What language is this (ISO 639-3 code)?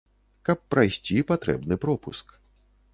bel